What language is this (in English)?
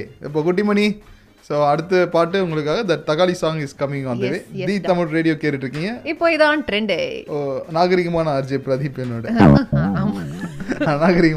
Tamil